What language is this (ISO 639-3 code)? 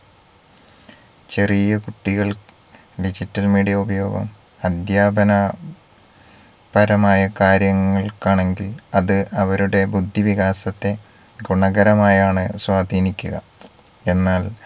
mal